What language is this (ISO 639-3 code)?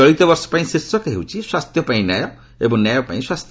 ori